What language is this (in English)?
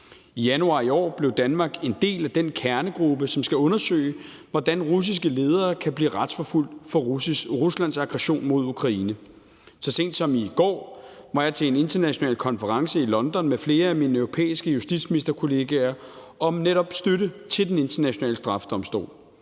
Danish